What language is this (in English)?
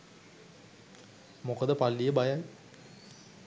Sinhala